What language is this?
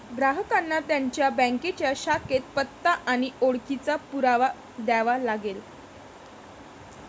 Marathi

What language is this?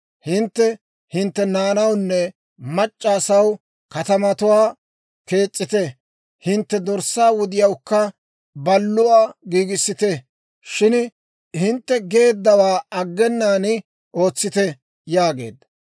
Dawro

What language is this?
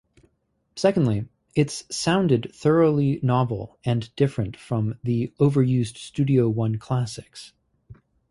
English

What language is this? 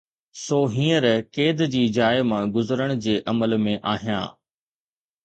Sindhi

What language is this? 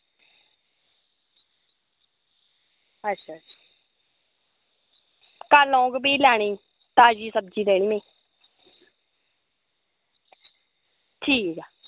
Dogri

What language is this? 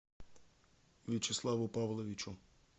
Russian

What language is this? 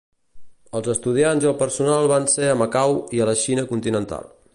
Catalan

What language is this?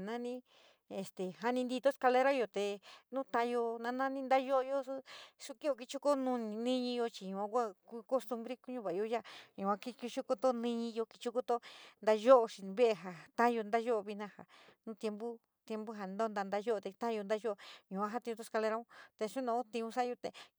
San Miguel El Grande Mixtec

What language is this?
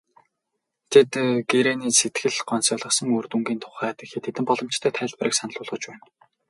Mongolian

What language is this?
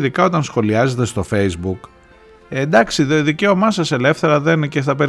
Greek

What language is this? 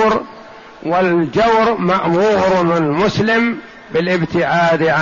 Arabic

